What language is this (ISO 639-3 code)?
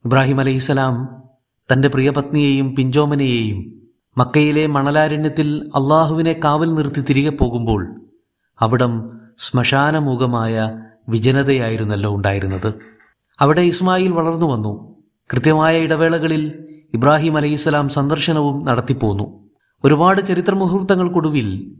mal